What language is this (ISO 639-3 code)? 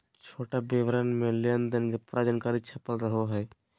mag